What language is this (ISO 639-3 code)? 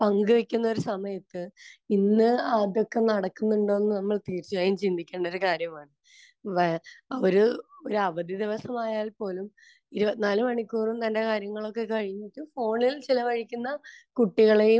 mal